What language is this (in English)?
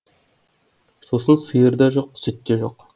Kazakh